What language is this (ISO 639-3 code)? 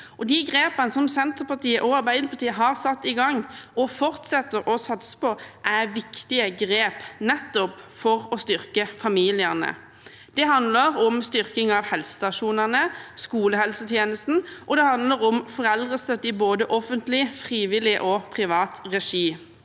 nor